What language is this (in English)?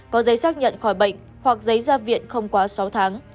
Vietnamese